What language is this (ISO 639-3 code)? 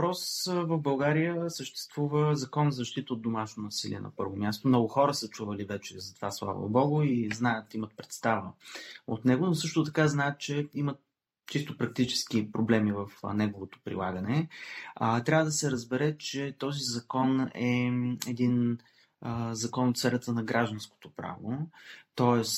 bul